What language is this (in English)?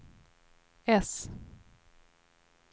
Swedish